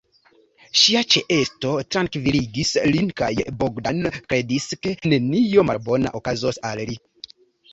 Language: Esperanto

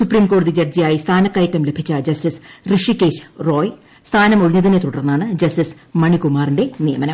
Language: Malayalam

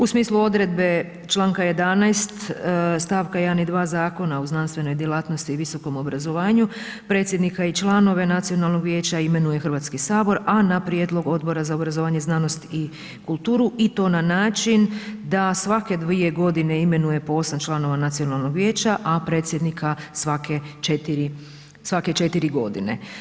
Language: Croatian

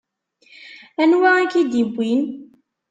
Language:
Kabyle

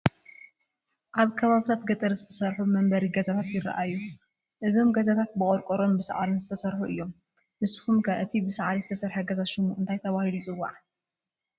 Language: Tigrinya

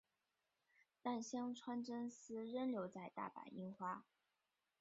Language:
Chinese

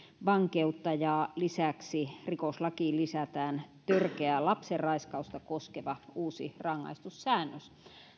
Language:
Finnish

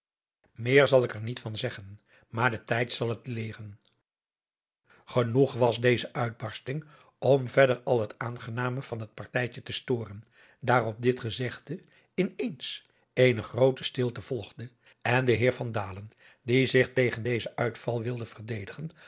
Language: Dutch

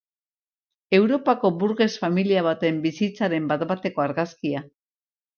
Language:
Basque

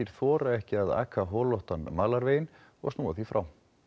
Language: Icelandic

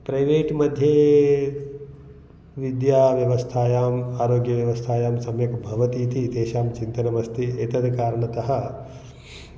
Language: Sanskrit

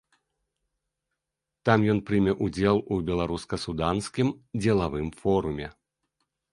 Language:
Belarusian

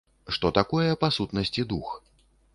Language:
Belarusian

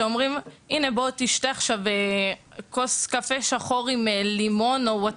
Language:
Hebrew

